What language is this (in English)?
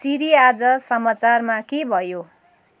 Nepali